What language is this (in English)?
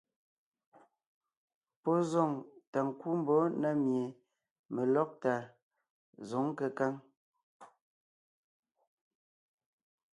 Ngiemboon